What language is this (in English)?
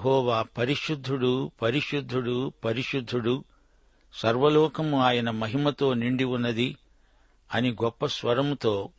Telugu